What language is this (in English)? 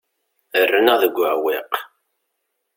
Kabyle